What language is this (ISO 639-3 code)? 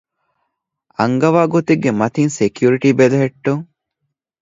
div